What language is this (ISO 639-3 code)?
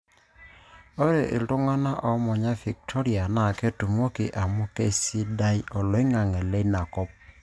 mas